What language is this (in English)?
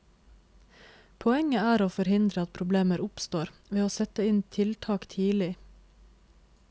Norwegian